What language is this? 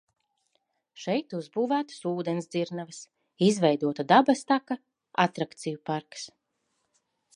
Latvian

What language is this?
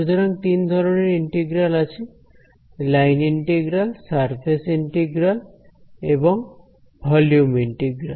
Bangla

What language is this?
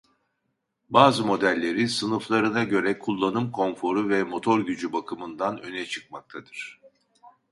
Turkish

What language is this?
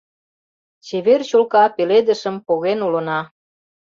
Mari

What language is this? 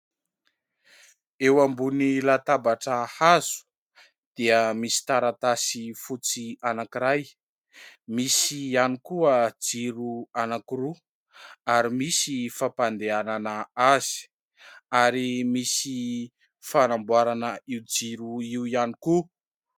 Malagasy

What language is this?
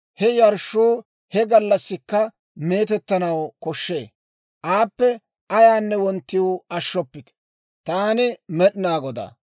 Dawro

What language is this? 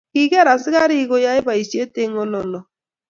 Kalenjin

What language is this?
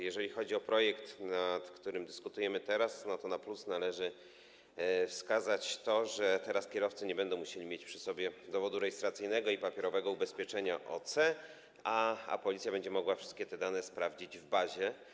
Polish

